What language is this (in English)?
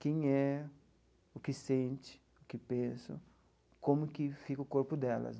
Portuguese